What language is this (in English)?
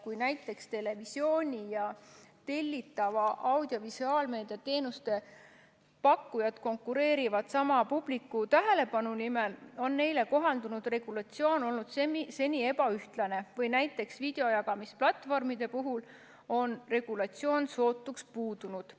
Estonian